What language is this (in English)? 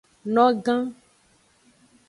Aja (Benin)